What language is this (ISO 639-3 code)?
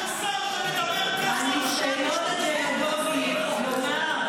heb